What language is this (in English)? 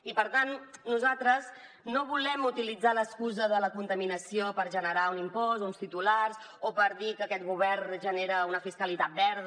Catalan